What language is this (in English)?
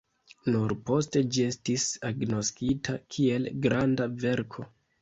Esperanto